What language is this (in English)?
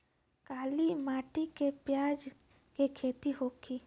Bhojpuri